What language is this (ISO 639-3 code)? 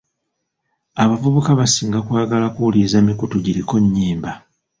lug